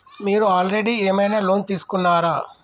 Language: Telugu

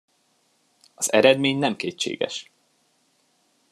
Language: Hungarian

